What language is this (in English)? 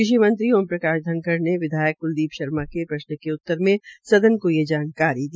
Hindi